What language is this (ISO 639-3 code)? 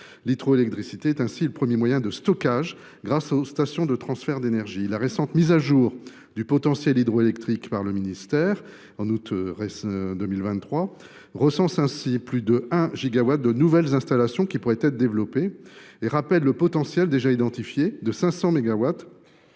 fra